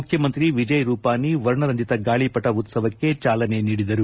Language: Kannada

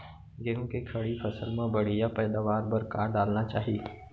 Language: Chhattisgarhi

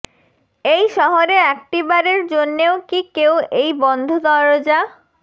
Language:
Bangla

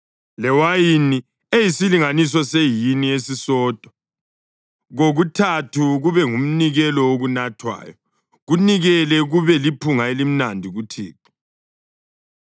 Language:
North Ndebele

